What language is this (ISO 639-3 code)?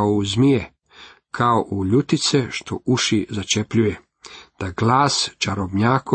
hrv